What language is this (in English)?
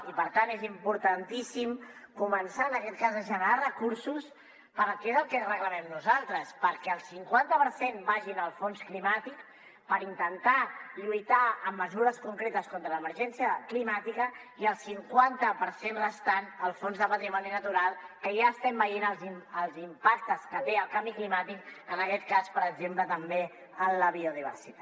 Catalan